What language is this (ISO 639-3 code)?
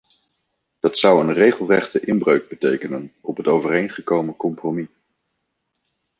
nld